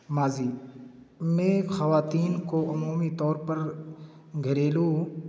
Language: Urdu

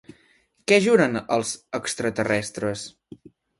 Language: Catalan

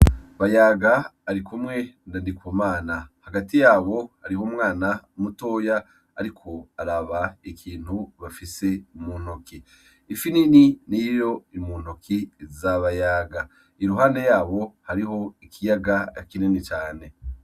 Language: Rundi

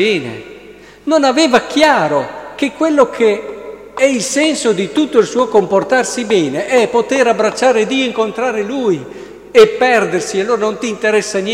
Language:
Italian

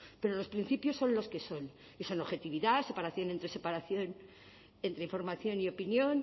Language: Spanish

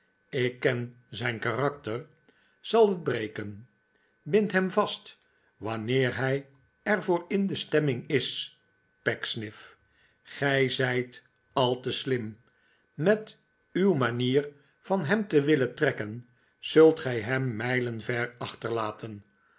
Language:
Dutch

